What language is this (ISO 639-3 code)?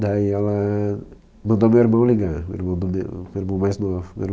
por